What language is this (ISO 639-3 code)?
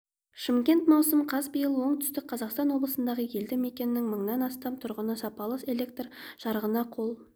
kaz